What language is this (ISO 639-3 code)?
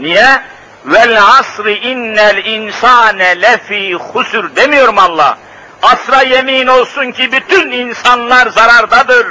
tur